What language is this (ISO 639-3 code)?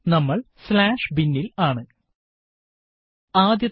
mal